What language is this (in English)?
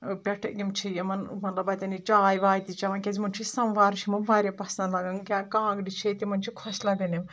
Kashmiri